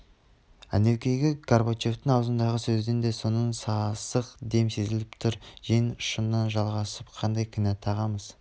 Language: Kazakh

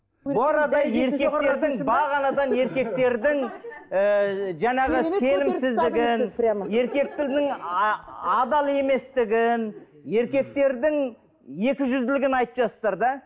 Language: Kazakh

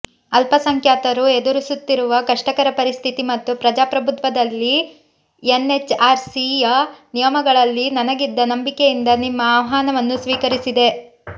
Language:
Kannada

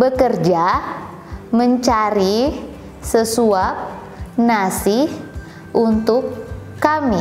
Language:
Indonesian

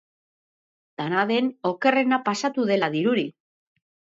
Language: Basque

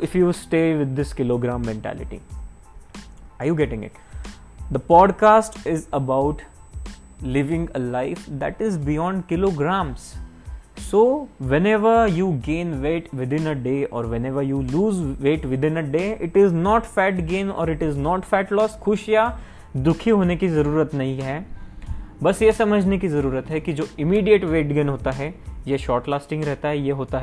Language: Hindi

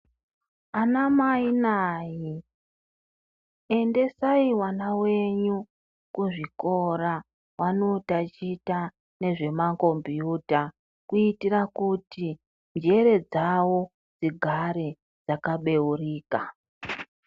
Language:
Ndau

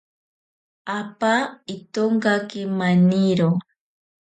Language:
Ashéninka Perené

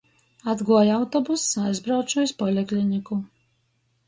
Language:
Latgalian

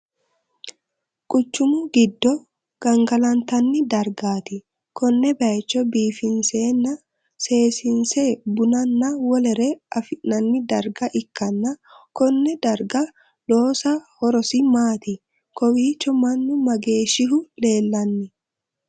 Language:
Sidamo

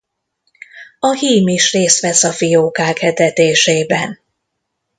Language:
Hungarian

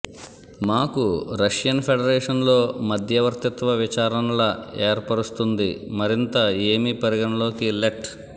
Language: Telugu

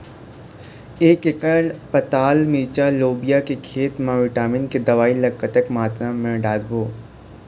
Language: Chhattisgarhi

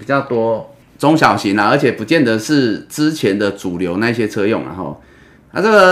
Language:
Chinese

